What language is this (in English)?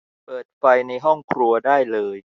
Thai